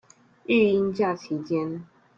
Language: Chinese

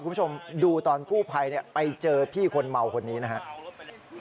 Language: Thai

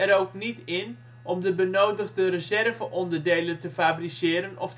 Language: Dutch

